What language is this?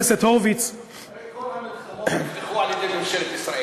Hebrew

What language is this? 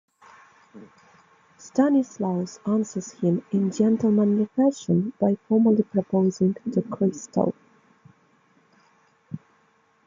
English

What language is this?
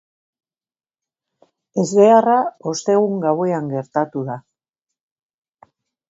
Basque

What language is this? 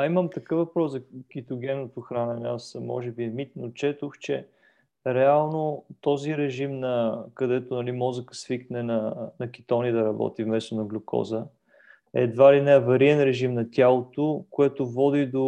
Bulgarian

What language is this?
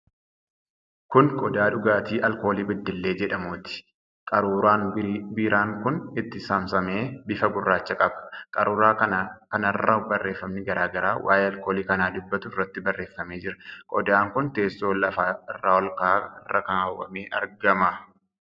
Oromo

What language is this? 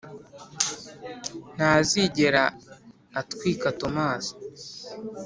Kinyarwanda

